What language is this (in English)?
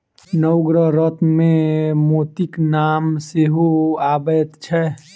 Maithili